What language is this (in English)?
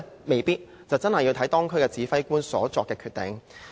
Cantonese